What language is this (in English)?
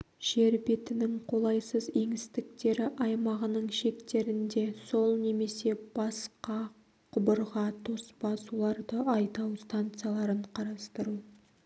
Kazakh